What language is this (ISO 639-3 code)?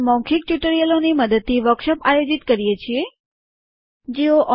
guj